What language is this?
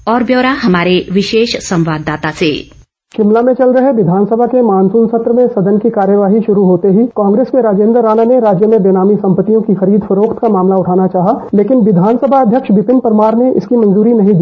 Hindi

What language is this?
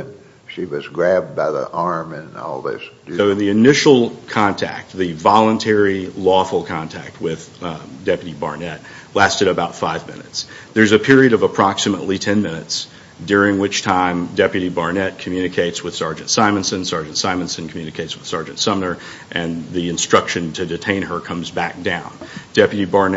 English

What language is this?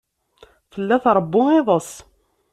Kabyle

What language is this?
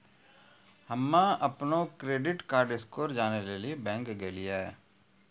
Maithili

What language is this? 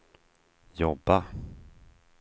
Swedish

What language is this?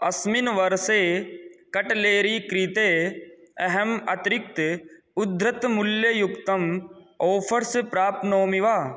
Sanskrit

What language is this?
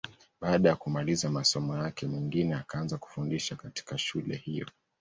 Swahili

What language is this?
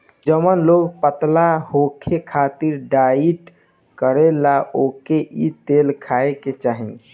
Bhojpuri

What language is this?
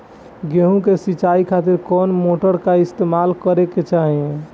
Bhojpuri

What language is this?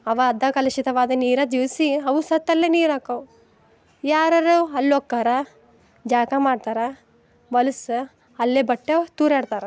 Kannada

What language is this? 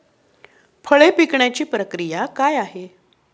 Marathi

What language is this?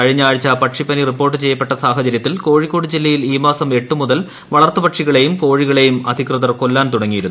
Malayalam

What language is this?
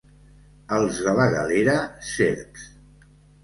Catalan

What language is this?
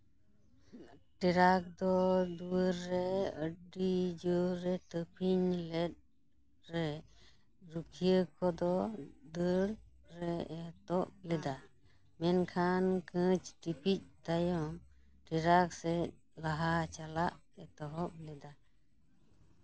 Santali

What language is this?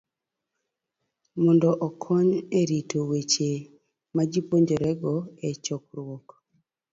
Luo (Kenya and Tanzania)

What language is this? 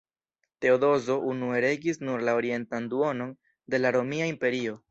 Esperanto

